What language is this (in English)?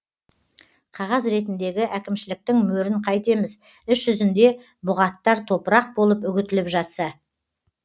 Kazakh